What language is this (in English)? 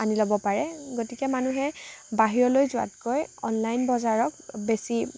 Assamese